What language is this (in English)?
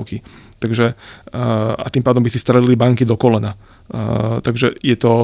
Slovak